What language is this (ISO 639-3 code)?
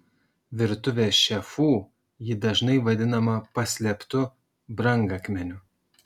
lit